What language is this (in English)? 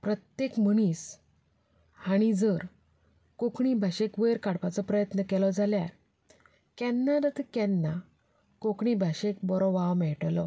Konkani